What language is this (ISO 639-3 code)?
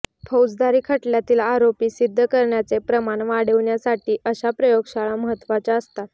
mar